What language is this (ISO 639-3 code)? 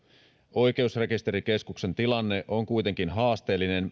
fin